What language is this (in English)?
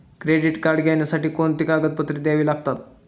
Marathi